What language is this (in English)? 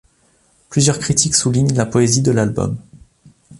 French